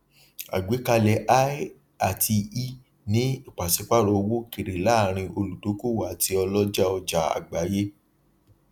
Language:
Yoruba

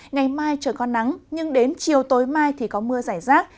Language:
Vietnamese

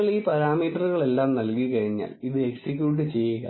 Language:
Malayalam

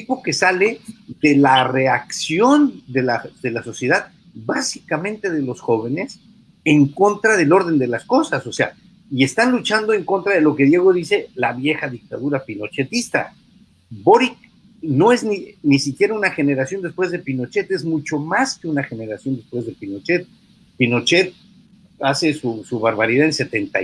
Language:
Spanish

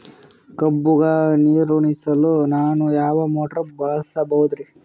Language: Kannada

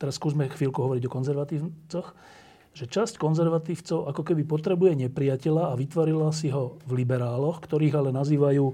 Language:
Slovak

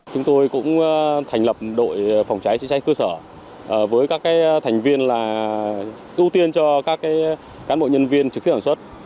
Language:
Vietnamese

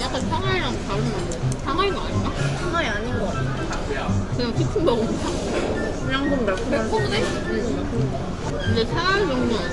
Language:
Korean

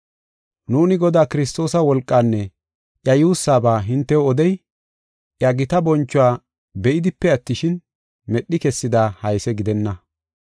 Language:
Gofa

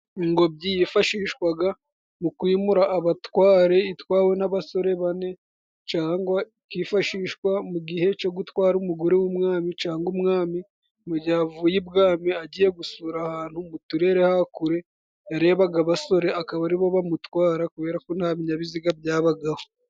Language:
Kinyarwanda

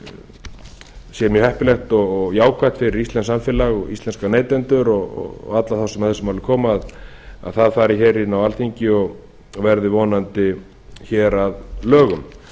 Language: Icelandic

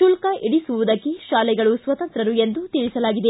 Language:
Kannada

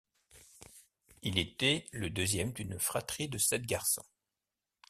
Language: French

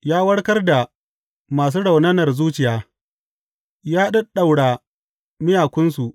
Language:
Hausa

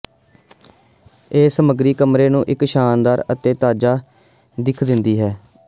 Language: Punjabi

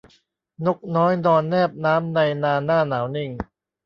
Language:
Thai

